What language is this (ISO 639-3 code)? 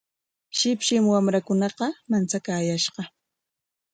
qwa